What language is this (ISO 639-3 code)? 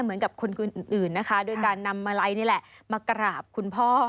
tha